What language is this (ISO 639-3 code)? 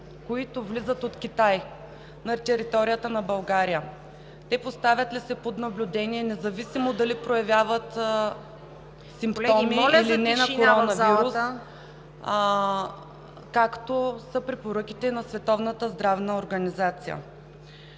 bul